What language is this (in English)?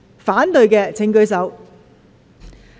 Cantonese